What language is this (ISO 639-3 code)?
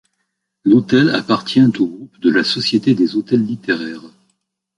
fra